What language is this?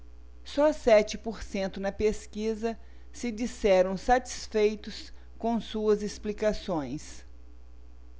Portuguese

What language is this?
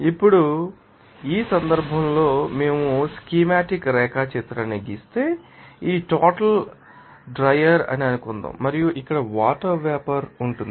Telugu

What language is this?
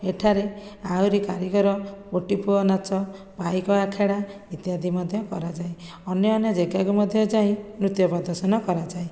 Odia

